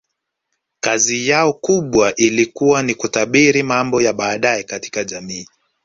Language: Swahili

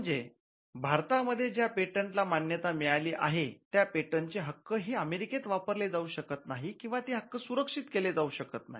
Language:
Marathi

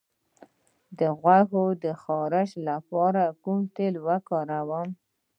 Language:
Pashto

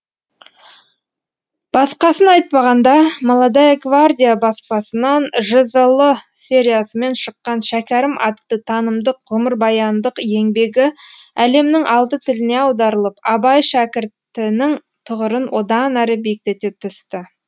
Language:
Kazakh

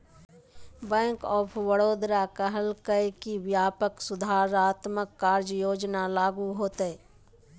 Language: Magahi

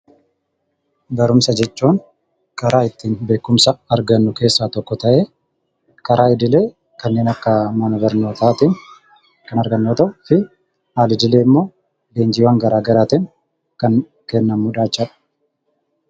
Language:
Oromo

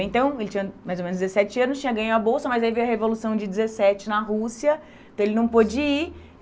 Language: Portuguese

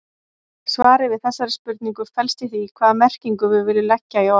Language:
Icelandic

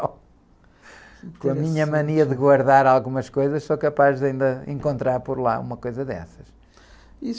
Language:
Portuguese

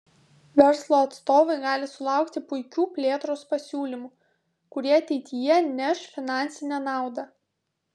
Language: Lithuanian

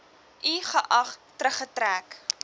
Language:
Afrikaans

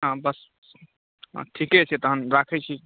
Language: Maithili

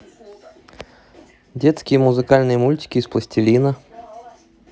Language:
Russian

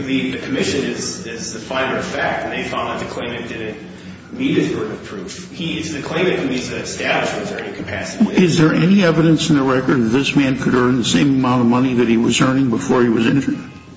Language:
English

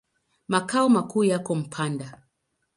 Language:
Swahili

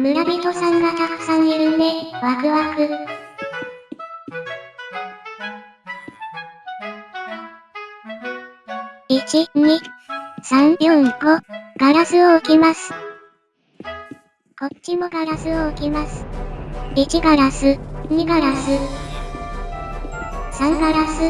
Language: Japanese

